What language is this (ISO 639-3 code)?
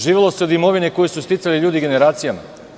srp